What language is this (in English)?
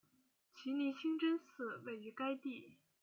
Chinese